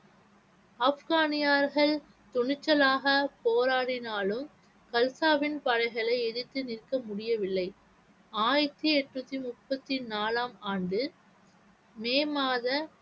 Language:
Tamil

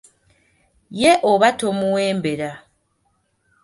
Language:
Ganda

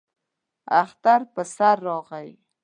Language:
Pashto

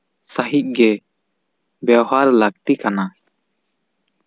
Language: Santali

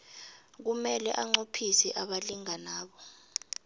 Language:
South Ndebele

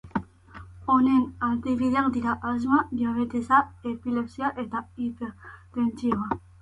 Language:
Basque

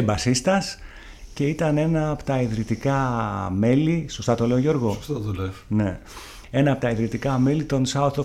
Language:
Greek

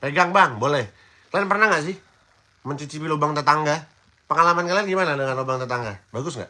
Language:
Indonesian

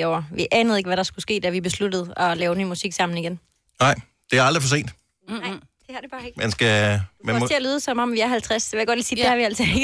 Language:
Danish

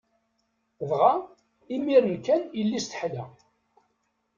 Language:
Kabyle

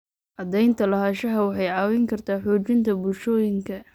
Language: Somali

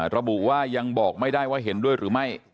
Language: Thai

